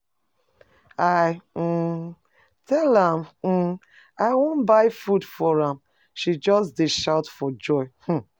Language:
Nigerian Pidgin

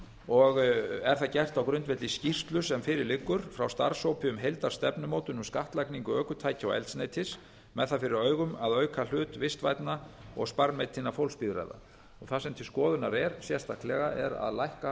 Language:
Icelandic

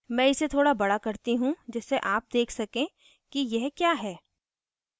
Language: Hindi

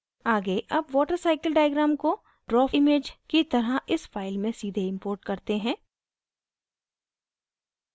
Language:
Hindi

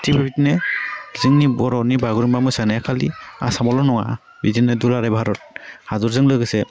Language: Bodo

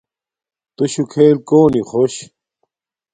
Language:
Domaaki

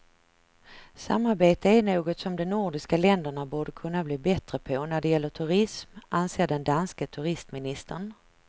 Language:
Swedish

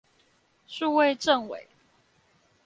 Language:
Chinese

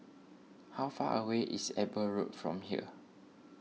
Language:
English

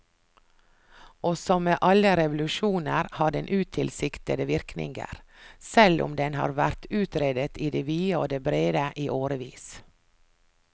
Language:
Norwegian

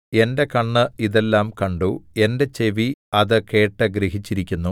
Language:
Malayalam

